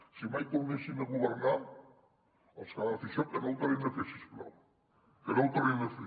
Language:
Catalan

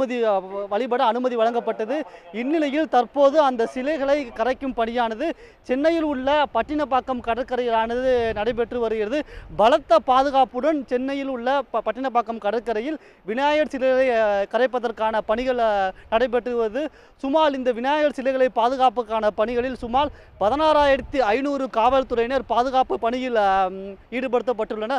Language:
Romanian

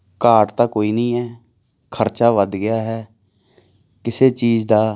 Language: Punjabi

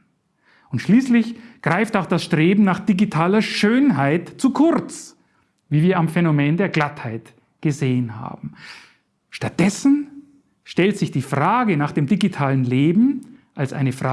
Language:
German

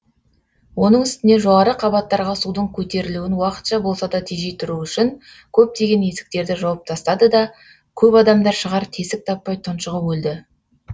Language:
Kazakh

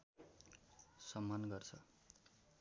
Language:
Nepali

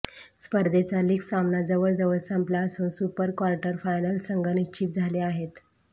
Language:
Marathi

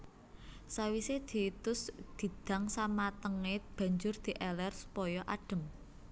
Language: Javanese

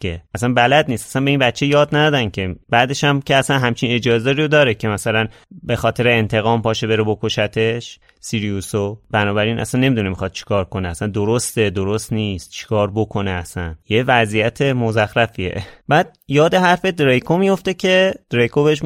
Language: Persian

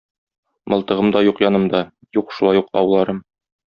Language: Tatar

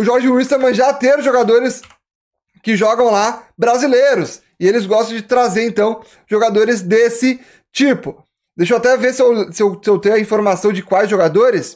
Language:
Portuguese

